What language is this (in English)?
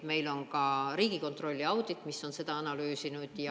Estonian